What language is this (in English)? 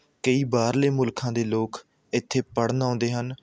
Punjabi